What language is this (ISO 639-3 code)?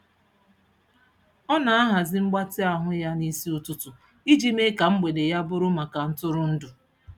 ibo